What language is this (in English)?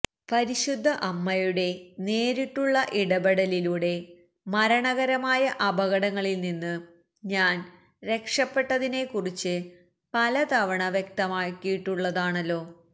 Malayalam